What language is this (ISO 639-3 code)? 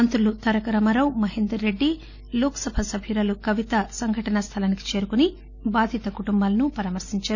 tel